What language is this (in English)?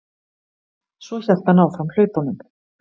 Icelandic